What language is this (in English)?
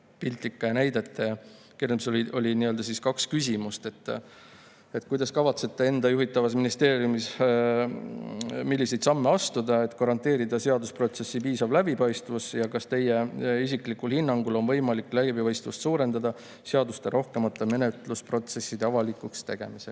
Estonian